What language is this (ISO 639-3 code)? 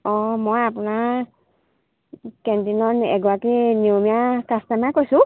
asm